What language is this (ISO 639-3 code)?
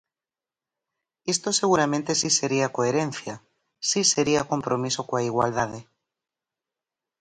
glg